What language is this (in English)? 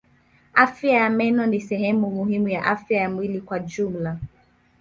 Swahili